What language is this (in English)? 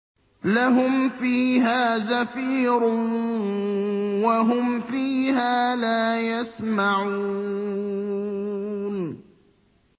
Arabic